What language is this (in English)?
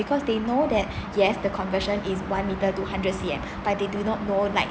English